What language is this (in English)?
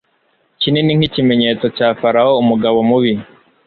Kinyarwanda